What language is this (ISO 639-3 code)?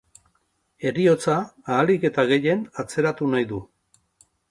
eus